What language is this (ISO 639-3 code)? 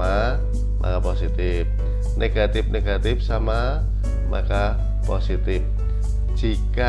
ind